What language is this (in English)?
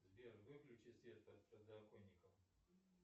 Russian